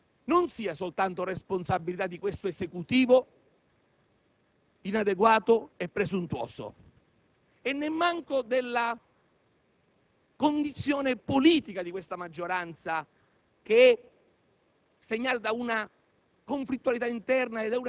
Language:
Italian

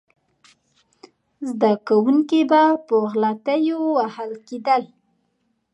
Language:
Pashto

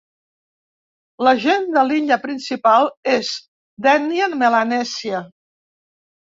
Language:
Catalan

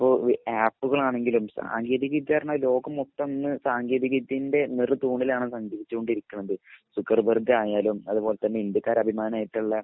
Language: Malayalam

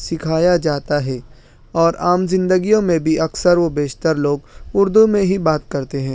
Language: Urdu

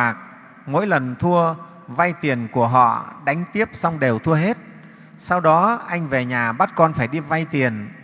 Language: Vietnamese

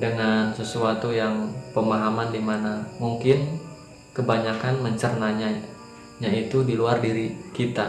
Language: Indonesian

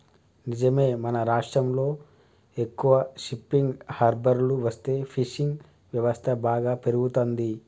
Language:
Telugu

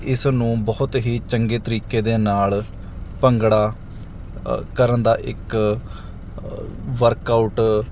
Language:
Punjabi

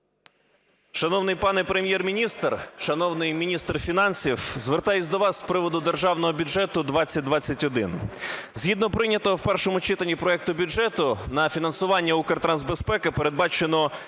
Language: Ukrainian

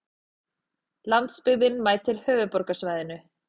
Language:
Icelandic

